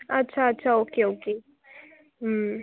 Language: Marathi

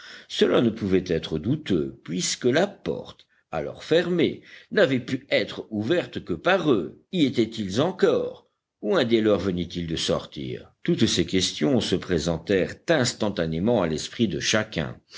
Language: French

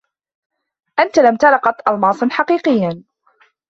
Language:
Arabic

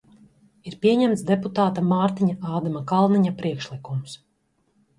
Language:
Latvian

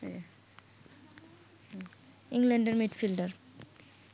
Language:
Bangla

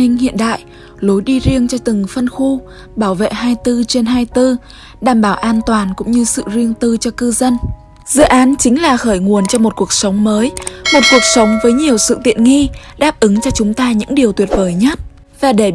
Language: Vietnamese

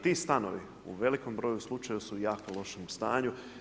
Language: Croatian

